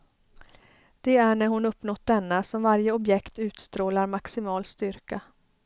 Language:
Swedish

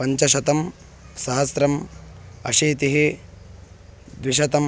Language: Sanskrit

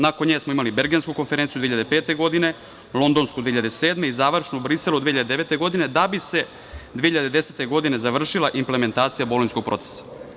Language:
Serbian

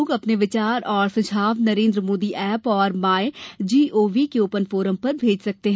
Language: Hindi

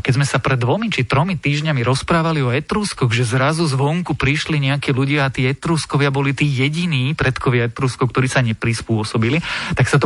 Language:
Slovak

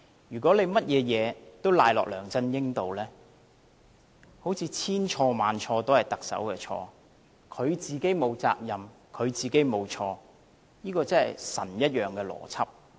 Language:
Cantonese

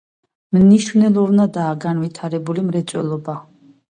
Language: Georgian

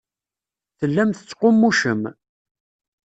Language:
Kabyle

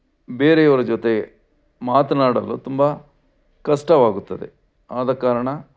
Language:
Kannada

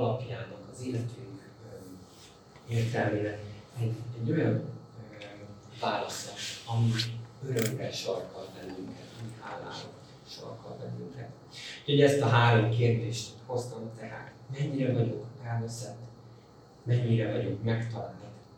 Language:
Hungarian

